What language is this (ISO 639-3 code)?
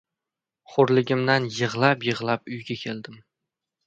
uzb